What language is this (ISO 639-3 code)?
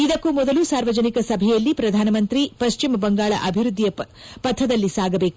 kan